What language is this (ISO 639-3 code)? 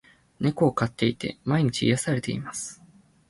jpn